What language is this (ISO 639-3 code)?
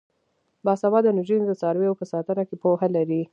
pus